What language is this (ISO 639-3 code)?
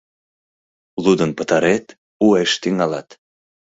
chm